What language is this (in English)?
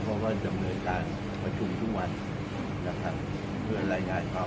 Thai